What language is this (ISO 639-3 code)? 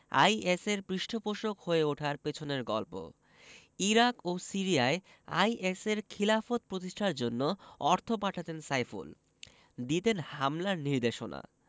ben